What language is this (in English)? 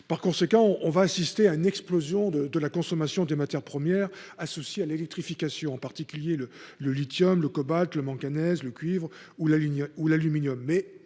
French